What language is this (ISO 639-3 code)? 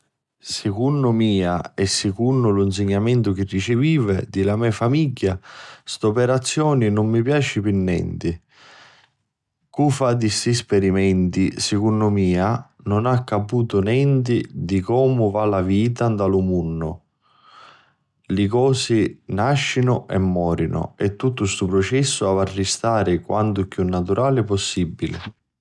scn